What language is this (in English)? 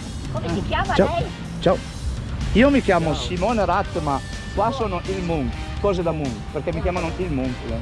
Italian